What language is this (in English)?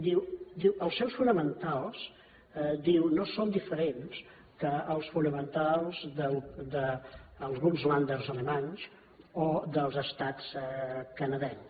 Catalan